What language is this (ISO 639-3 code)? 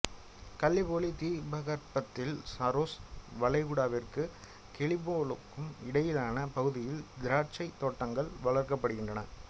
tam